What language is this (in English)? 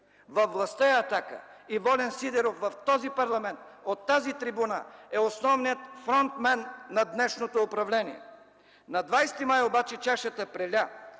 Bulgarian